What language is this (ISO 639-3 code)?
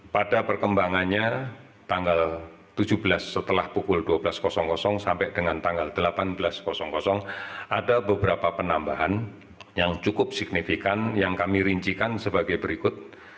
ind